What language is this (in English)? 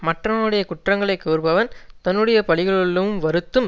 Tamil